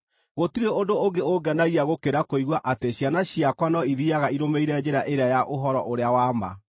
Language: Kikuyu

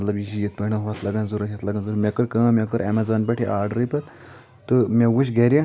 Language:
Kashmiri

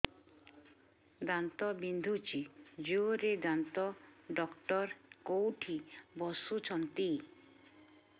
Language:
Odia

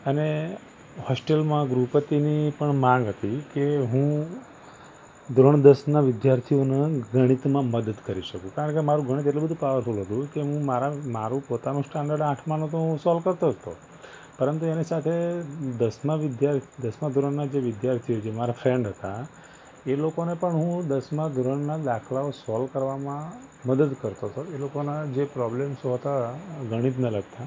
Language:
Gujarati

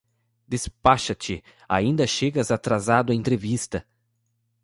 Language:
Portuguese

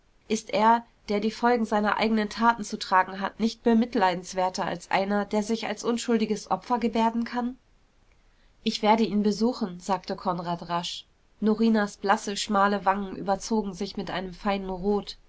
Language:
German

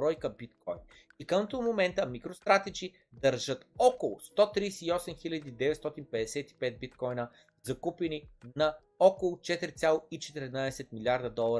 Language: Bulgarian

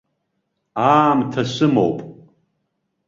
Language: Abkhazian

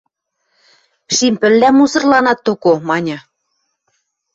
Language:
Western Mari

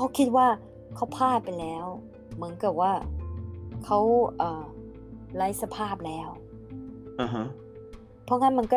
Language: Thai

